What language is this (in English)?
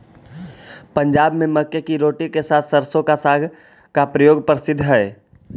Magahi